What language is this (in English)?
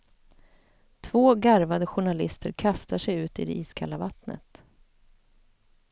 Swedish